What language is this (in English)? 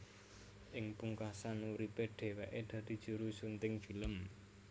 Javanese